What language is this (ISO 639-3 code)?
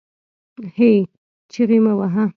pus